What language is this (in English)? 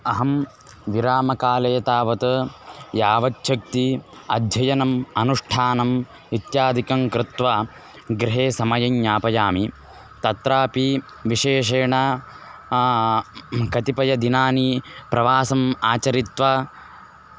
Sanskrit